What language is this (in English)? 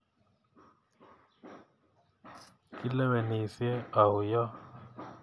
Kalenjin